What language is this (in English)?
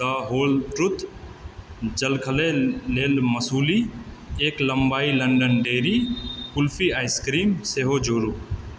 Maithili